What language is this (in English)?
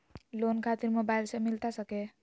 Magahi